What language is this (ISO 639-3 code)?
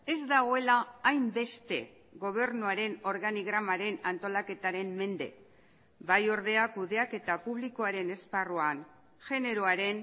eus